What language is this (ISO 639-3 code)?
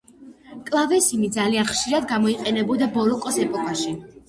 kat